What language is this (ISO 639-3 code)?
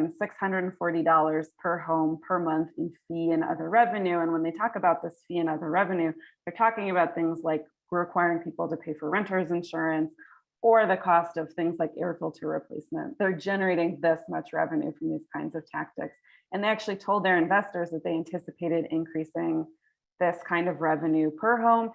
eng